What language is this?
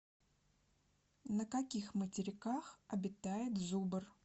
Russian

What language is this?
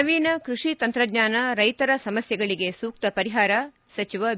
Kannada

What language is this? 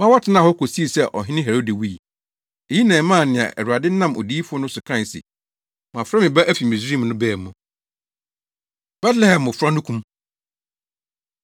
Akan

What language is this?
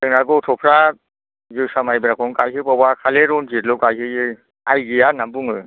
Bodo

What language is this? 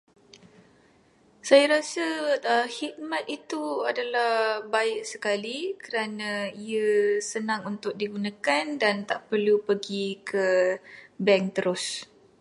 Malay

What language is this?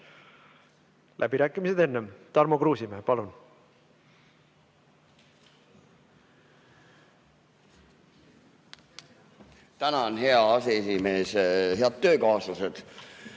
Estonian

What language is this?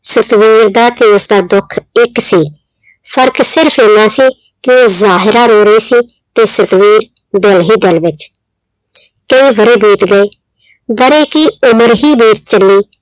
Punjabi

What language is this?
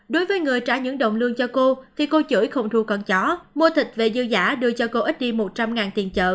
Vietnamese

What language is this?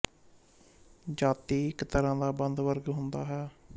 Punjabi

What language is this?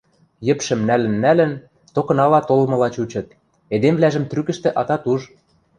Western Mari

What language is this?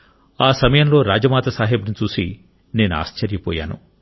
Telugu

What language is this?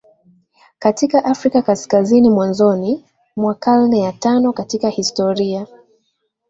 Swahili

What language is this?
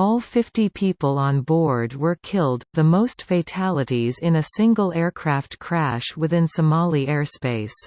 English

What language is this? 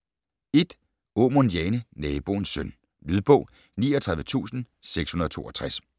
Danish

